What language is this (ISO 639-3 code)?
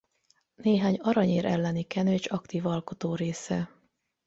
hun